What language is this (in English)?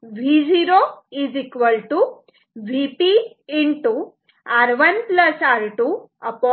Marathi